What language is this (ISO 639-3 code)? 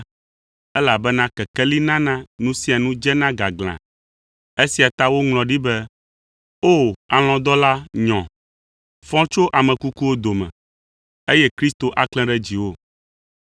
ewe